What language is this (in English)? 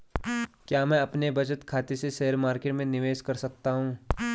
Hindi